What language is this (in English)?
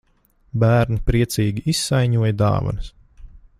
Latvian